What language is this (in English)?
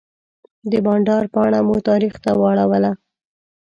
Pashto